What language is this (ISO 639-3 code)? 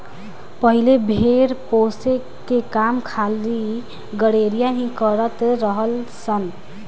bho